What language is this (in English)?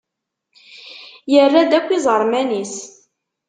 Kabyle